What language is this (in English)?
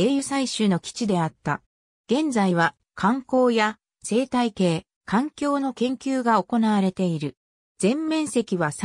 Japanese